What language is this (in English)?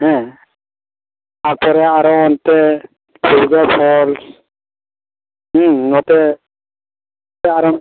Santali